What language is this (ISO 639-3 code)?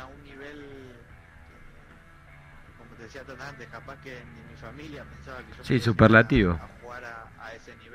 spa